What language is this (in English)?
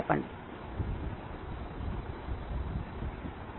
Telugu